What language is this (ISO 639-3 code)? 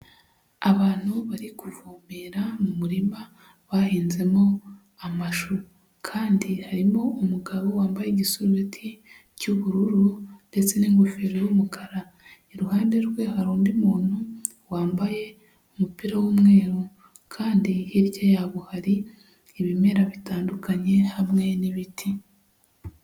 kin